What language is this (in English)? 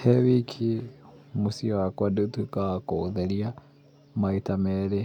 Kikuyu